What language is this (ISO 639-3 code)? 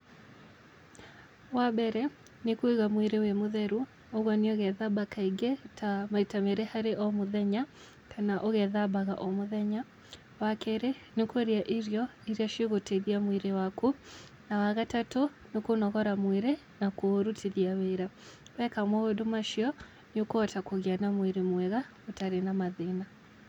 kik